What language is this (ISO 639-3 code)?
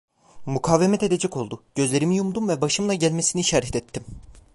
tur